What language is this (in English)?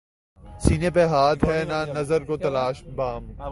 Urdu